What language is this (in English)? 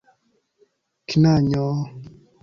Esperanto